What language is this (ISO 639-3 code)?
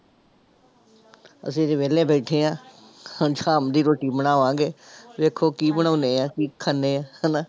pan